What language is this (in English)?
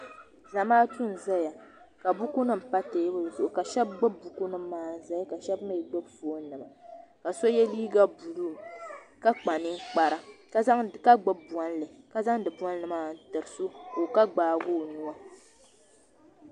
Dagbani